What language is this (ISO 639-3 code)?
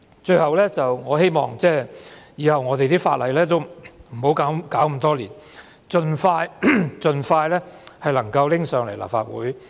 yue